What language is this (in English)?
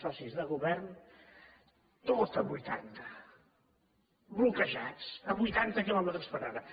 Catalan